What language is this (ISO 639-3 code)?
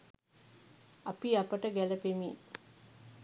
sin